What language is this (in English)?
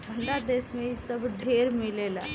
Bhojpuri